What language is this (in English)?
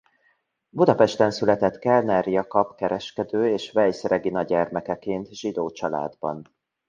Hungarian